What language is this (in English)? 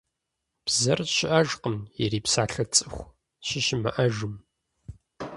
Kabardian